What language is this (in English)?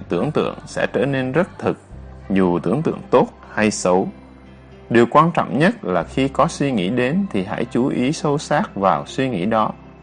Vietnamese